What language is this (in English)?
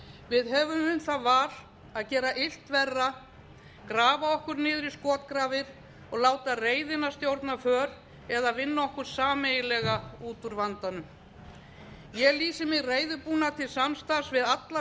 Icelandic